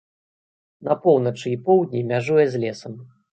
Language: Belarusian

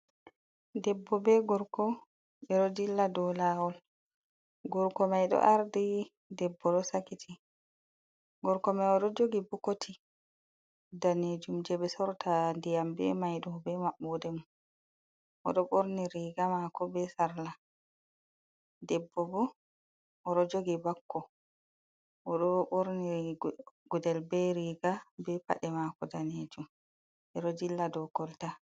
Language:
Fula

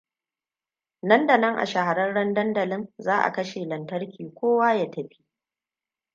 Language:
Hausa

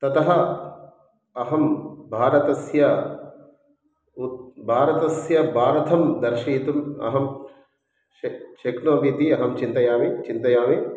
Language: Sanskrit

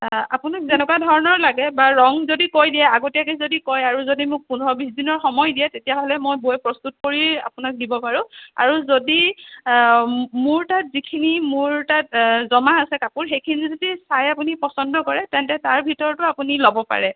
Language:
Assamese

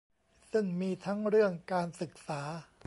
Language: Thai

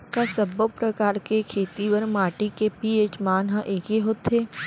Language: Chhattisgarhi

